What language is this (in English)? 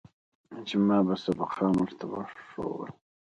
Pashto